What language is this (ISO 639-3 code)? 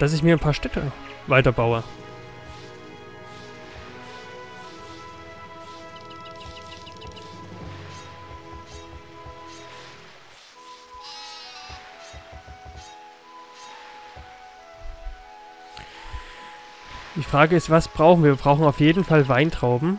deu